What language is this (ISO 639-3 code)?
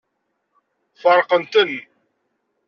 kab